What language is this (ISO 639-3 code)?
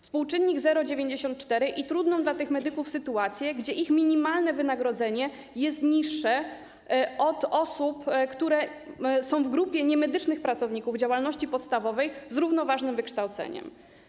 pol